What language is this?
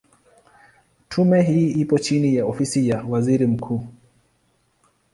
Swahili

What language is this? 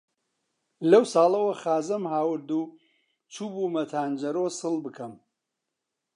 Central Kurdish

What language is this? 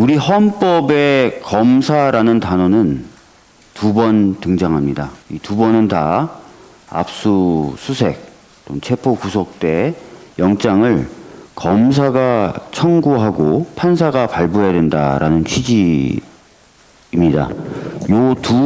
Korean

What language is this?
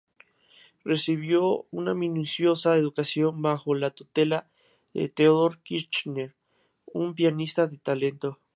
Spanish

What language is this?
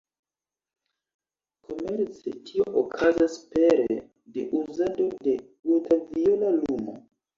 Esperanto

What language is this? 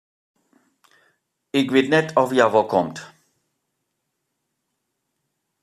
Western Frisian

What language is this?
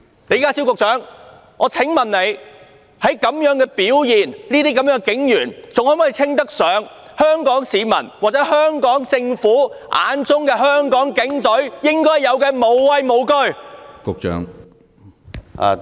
Cantonese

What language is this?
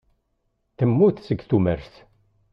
Kabyle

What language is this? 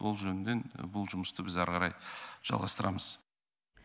Kazakh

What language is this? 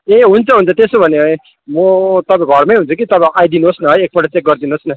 Nepali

